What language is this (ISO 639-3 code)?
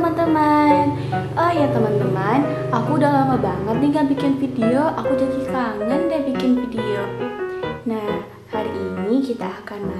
ind